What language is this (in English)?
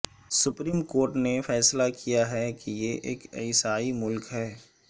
Urdu